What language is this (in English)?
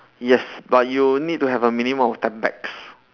English